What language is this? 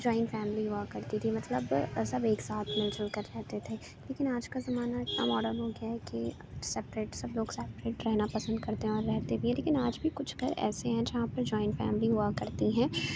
Urdu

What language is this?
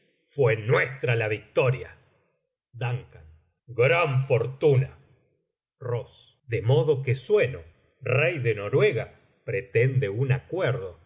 Spanish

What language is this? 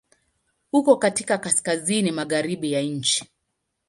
Swahili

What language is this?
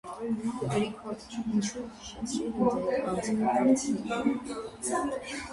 Armenian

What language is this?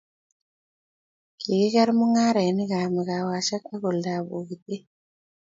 Kalenjin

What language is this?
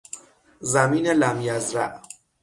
Persian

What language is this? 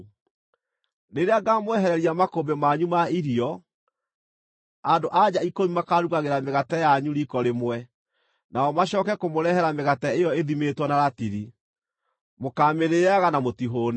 Kikuyu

